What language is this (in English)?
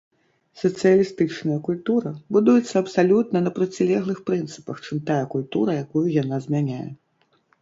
Belarusian